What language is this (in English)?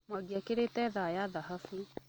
Kikuyu